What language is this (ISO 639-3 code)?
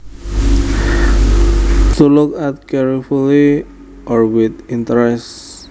jav